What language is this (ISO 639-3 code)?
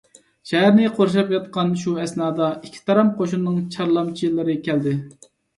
uig